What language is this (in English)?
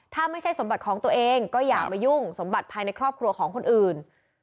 Thai